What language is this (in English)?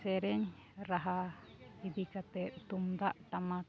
Santali